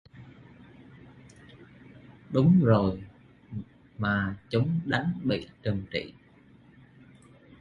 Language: Vietnamese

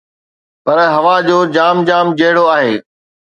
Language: Sindhi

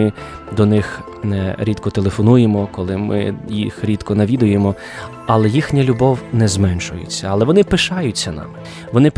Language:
Ukrainian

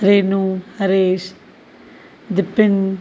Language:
Sindhi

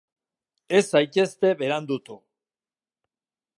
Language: Basque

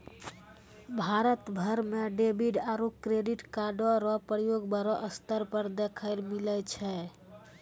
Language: Maithili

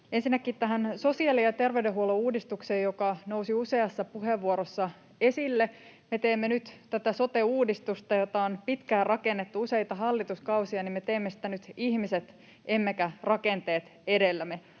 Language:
Finnish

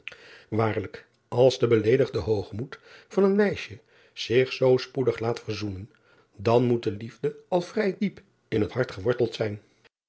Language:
Dutch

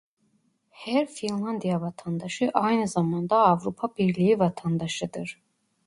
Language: Turkish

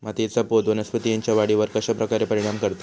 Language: Marathi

